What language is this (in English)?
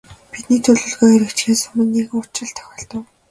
Mongolian